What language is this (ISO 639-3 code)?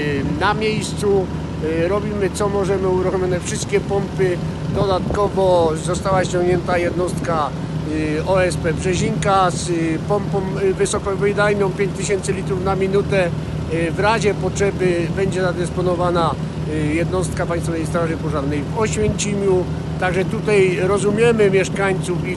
pol